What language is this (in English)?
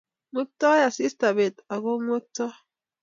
Kalenjin